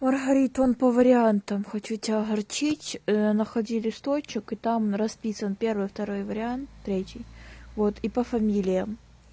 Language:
Russian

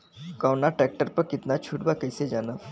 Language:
Bhojpuri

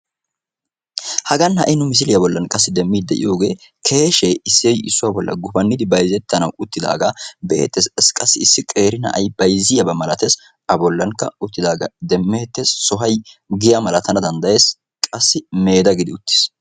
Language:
Wolaytta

